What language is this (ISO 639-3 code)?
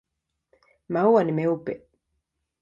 swa